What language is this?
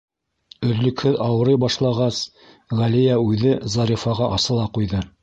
Bashkir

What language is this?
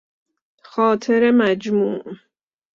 Persian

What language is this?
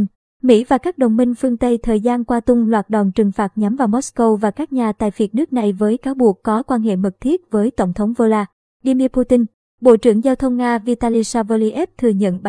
Vietnamese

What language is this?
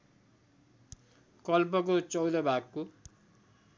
Nepali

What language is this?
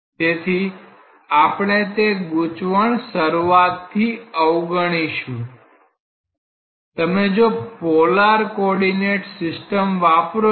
Gujarati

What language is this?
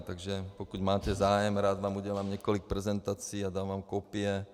Czech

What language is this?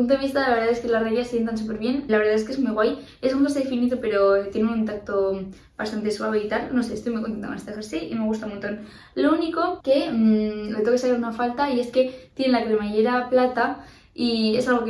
Spanish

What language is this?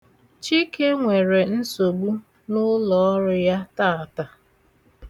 Igbo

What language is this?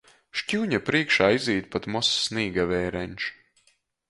Latgalian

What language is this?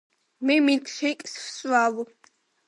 Georgian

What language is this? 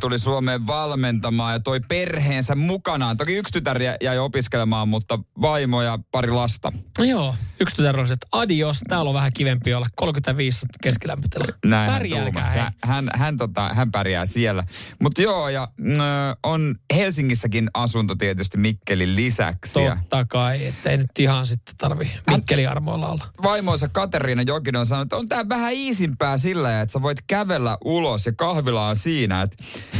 Finnish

